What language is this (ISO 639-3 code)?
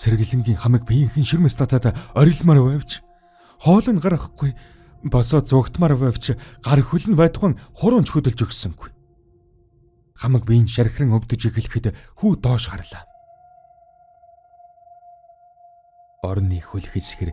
tur